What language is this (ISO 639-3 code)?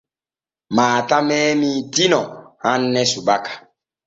fue